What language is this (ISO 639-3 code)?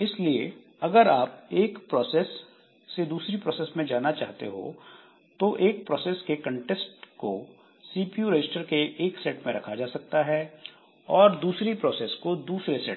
hin